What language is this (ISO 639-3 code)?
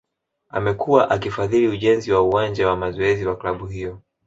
swa